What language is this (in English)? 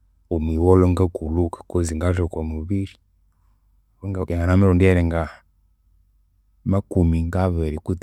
Konzo